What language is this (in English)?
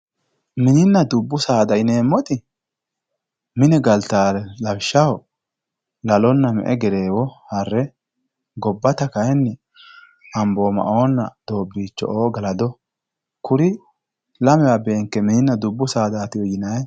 Sidamo